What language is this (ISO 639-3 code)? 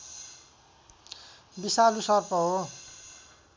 nep